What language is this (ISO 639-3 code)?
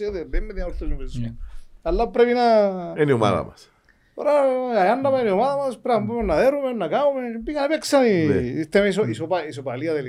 ell